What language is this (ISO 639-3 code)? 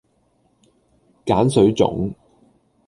yue